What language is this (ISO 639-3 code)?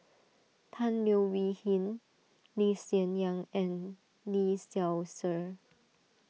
eng